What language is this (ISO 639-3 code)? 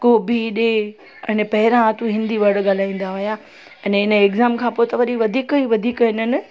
snd